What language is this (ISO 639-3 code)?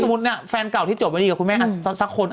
tha